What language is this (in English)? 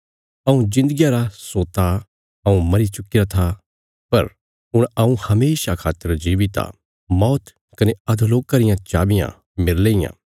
Bilaspuri